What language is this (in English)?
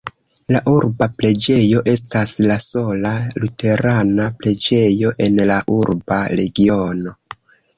Esperanto